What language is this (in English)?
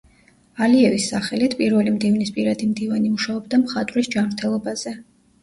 Georgian